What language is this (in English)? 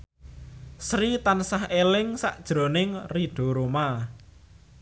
Javanese